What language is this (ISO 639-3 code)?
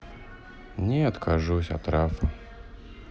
rus